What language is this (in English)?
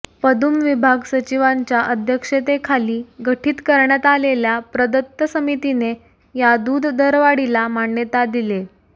Marathi